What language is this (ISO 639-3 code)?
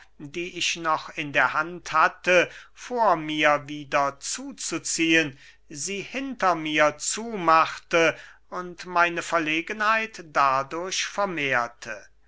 deu